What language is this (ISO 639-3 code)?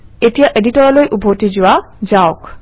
asm